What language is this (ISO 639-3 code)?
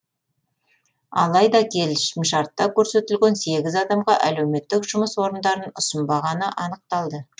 kaz